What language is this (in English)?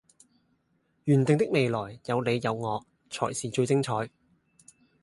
Cantonese